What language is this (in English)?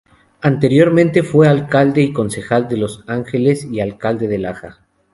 Spanish